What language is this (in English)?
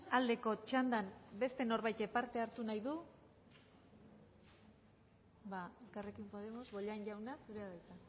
Basque